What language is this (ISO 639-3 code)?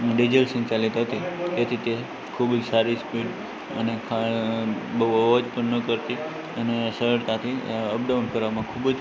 guj